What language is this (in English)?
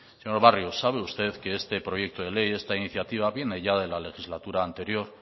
Spanish